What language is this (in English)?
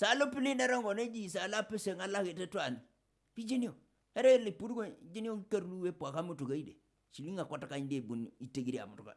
Indonesian